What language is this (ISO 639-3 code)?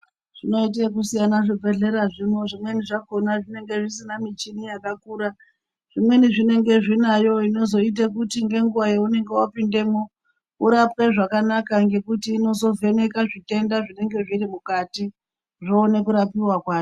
ndc